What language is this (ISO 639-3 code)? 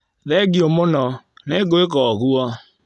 kik